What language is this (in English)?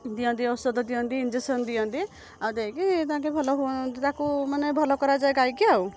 Odia